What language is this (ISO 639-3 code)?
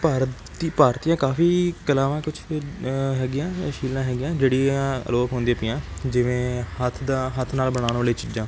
pan